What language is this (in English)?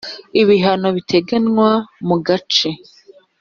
Kinyarwanda